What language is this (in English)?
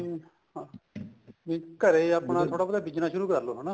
Punjabi